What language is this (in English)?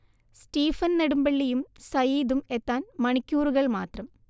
Malayalam